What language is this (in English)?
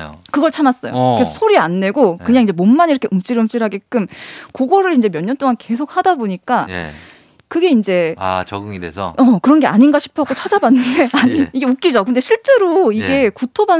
Korean